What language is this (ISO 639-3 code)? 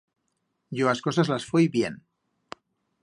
arg